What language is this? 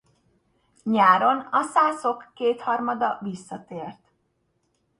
Hungarian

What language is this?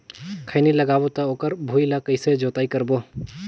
Chhattisgarhi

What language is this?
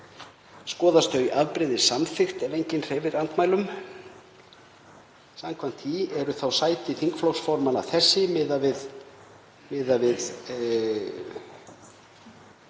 Icelandic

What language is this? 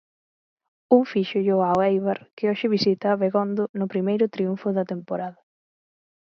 Galician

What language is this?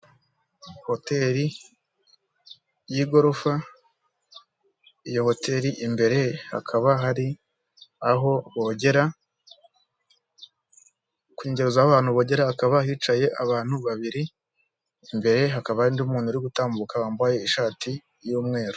Kinyarwanda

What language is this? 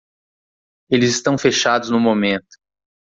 Portuguese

